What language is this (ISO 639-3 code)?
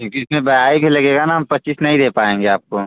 hin